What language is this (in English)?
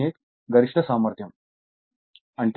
Telugu